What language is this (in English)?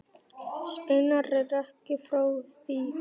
Icelandic